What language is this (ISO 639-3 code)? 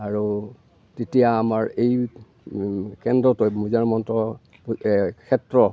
asm